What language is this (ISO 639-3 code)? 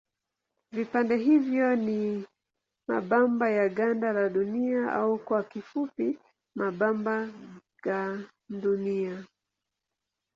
swa